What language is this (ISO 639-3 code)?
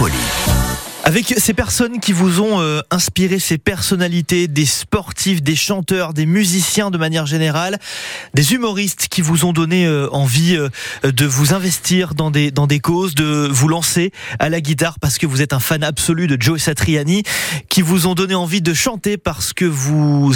fra